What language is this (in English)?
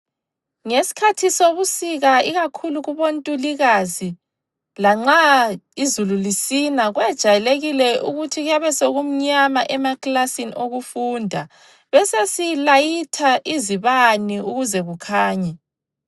North Ndebele